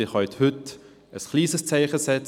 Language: Swiss German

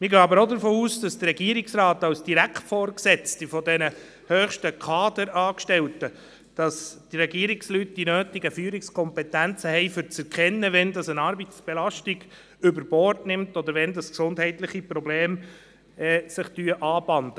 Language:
Swiss German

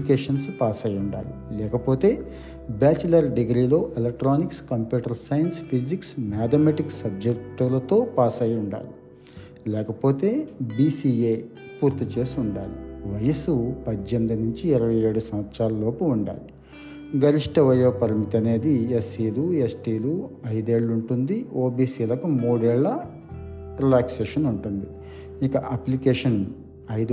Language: Telugu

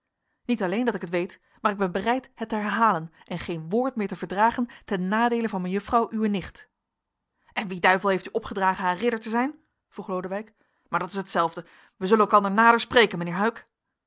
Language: Dutch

